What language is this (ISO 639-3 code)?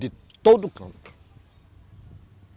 por